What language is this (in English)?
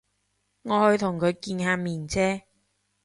Cantonese